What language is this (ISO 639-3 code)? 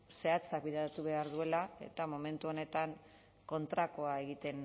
eus